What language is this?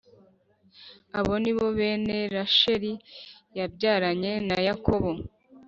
Kinyarwanda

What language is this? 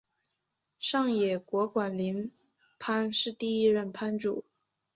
Chinese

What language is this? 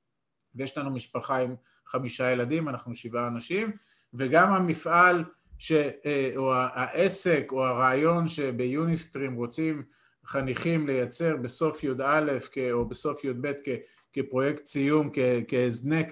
Hebrew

